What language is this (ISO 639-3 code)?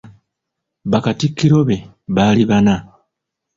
lug